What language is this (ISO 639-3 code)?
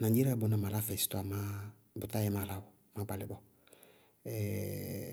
bqg